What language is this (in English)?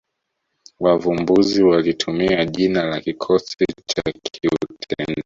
Swahili